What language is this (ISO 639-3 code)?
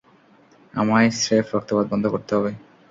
ben